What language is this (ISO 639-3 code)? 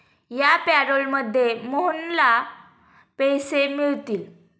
mar